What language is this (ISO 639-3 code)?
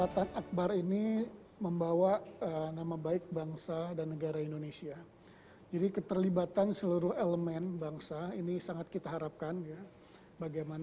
ind